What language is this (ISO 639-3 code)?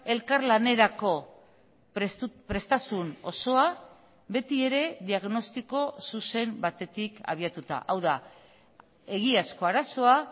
eus